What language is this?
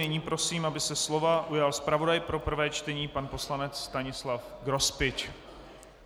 Czech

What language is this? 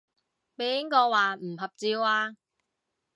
Cantonese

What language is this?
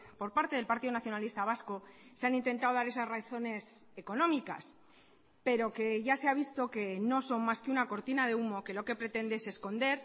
Spanish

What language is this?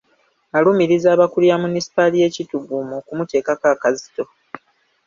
Ganda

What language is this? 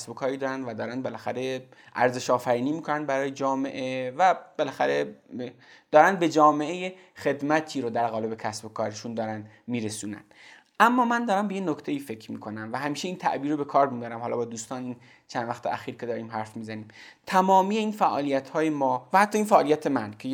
Persian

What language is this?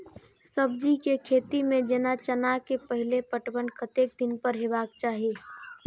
Maithili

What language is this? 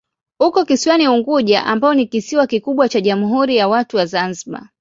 Swahili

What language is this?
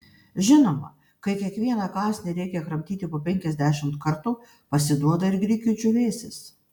Lithuanian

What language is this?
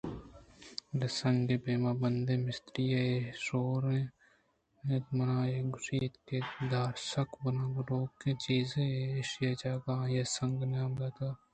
Eastern Balochi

